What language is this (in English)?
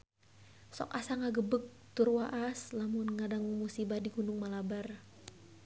Sundanese